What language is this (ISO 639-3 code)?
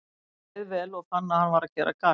isl